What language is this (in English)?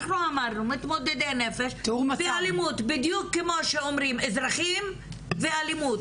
Hebrew